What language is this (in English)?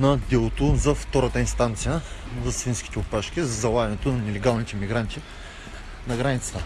Bulgarian